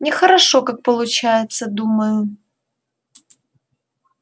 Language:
Russian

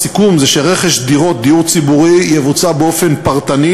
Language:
Hebrew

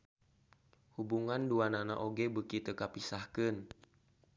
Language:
Sundanese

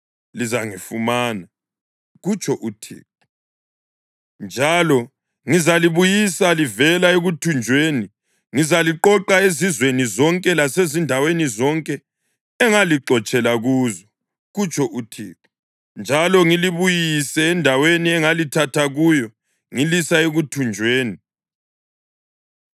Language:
North Ndebele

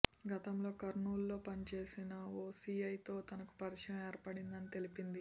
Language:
Telugu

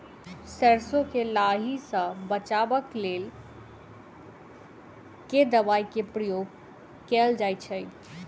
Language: Maithili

